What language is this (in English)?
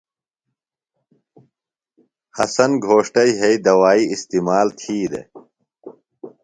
Phalura